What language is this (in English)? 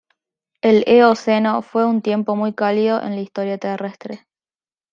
Spanish